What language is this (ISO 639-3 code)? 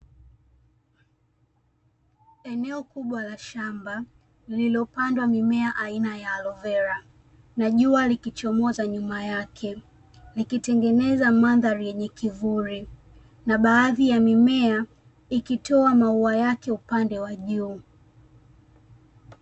swa